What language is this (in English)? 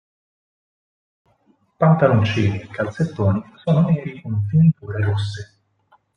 Italian